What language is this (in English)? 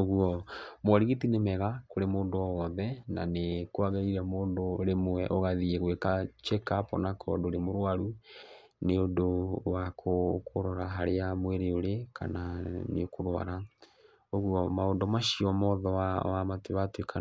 Kikuyu